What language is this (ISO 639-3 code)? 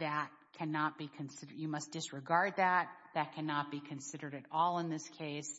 eng